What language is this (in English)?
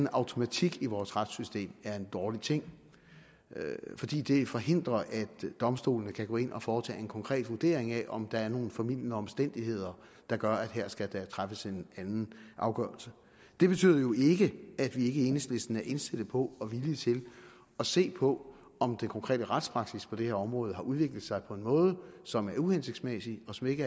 Danish